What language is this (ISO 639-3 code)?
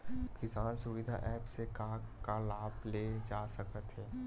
hne